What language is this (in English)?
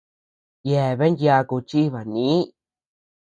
Tepeuxila Cuicatec